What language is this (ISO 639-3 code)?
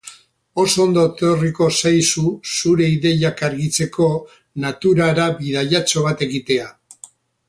eus